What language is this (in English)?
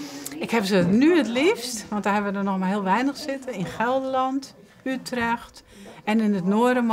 Dutch